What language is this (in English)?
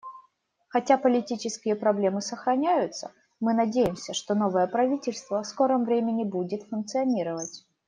Russian